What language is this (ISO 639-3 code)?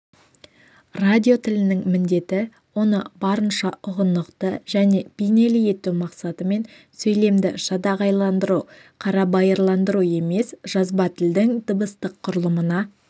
kaz